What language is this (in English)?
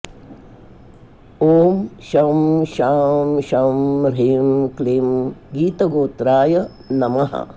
Sanskrit